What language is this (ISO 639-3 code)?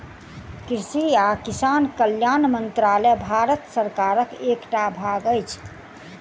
mai